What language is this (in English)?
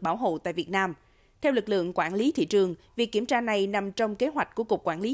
Vietnamese